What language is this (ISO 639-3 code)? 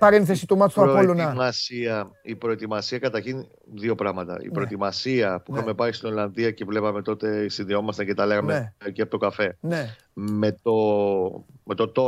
ell